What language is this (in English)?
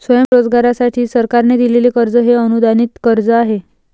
Marathi